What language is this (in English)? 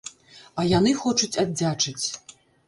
Belarusian